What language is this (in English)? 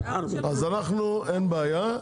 Hebrew